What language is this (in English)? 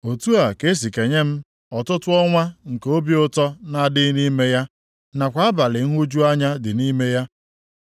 Igbo